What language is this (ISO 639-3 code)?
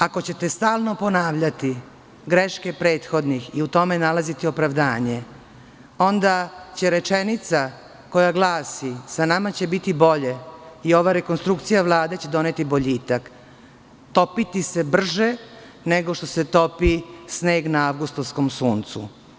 srp